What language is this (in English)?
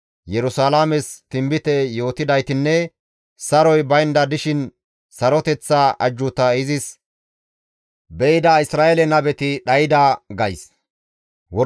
Gamo